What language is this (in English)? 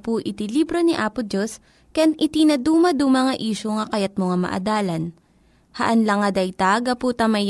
Filipino